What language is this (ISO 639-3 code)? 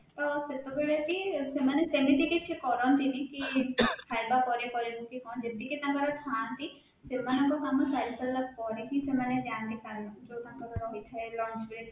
ori